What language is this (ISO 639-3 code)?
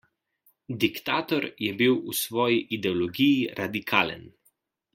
slv